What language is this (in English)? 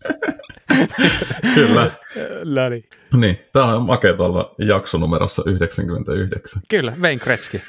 Finnish